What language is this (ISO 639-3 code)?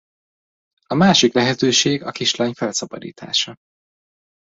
hun